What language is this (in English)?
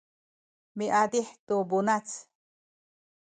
Sakizaya